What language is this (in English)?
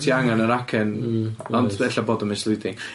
Welsh